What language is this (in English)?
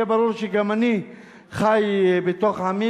Hebrew